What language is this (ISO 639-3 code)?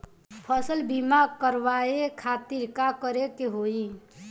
bho